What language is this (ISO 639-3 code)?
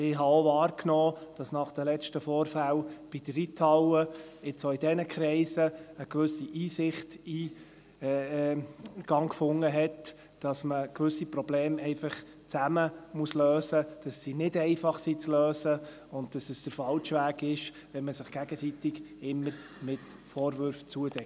gsw